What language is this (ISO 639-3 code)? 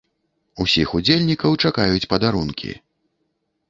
bel